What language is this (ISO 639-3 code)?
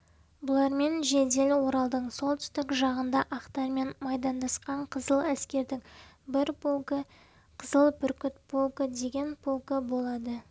kaz